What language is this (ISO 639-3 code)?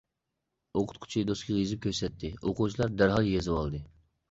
uig